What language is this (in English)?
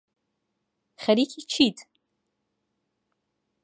Central Kurdish